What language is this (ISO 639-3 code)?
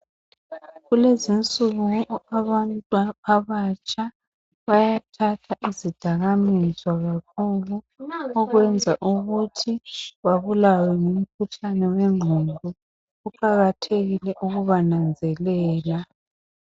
nde